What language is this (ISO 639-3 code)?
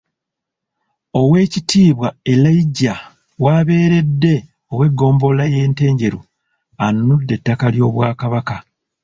lug